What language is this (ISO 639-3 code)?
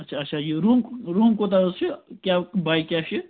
kas